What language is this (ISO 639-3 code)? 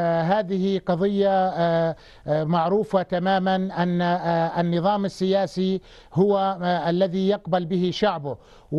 ara